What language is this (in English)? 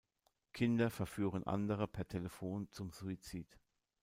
German